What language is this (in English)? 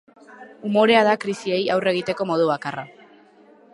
Basque